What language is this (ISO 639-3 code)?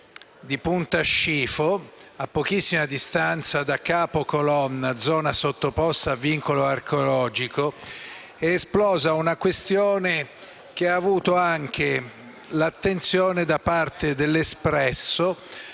ita